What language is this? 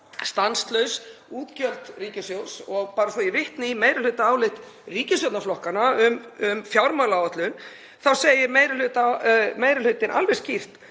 Icelandic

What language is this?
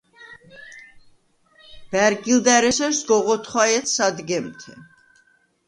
Svan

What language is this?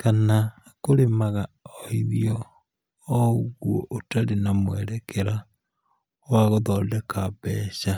Kikuyu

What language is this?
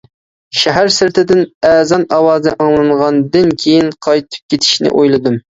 Uyghur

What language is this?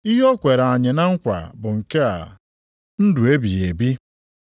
Igbo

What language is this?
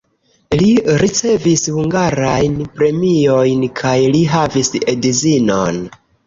Esperanto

